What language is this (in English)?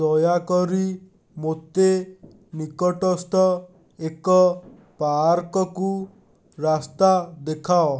Odia